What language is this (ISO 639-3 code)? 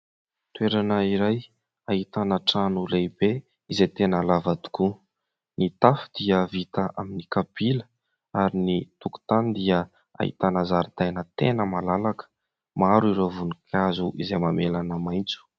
mlg